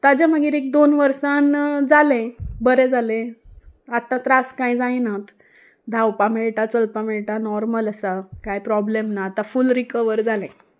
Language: Konkani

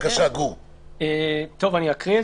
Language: Hebrew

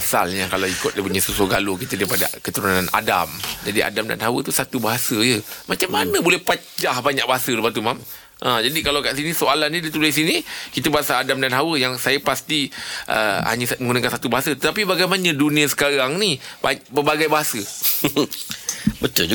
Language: Malay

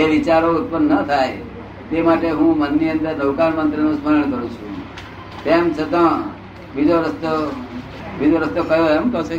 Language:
Gujarati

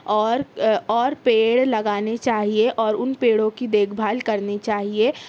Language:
Urdu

